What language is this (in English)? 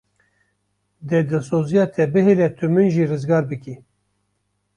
Kurdish